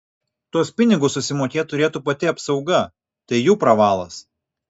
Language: Lithuanian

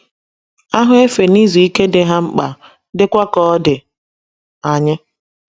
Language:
Igbo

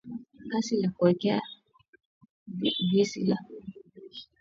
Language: Swahili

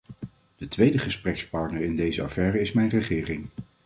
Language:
Dutch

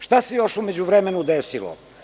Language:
Serbian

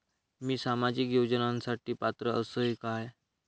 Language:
Marathi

